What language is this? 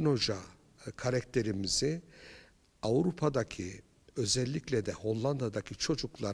Turkish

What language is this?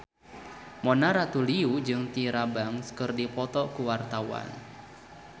Sundanese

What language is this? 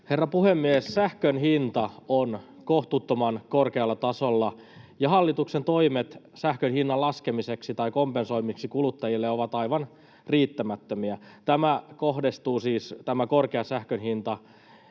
Finnish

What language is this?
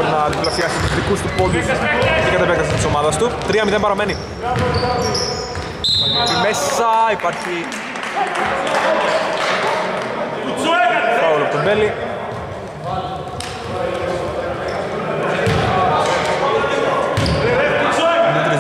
Greek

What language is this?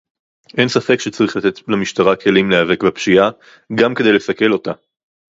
Hebrew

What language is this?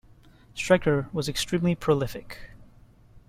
English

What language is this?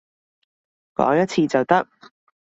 Cantonese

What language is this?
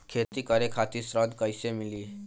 Bhojpuri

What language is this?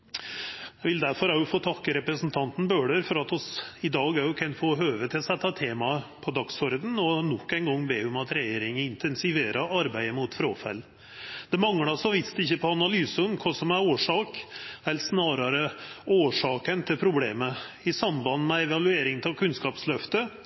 Norwegian Nynorsk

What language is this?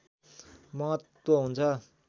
Nepali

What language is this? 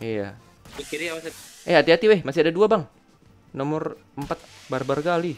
Indonesian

